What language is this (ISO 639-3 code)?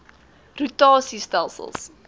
afr